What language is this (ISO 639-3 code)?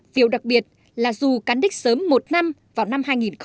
vie